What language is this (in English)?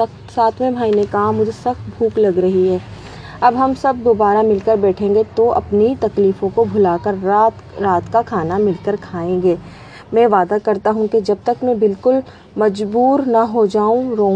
Urdu